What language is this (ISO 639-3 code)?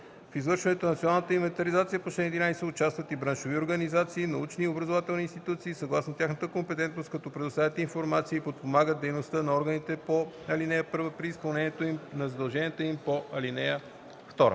bul